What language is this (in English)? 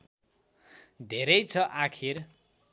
Nepali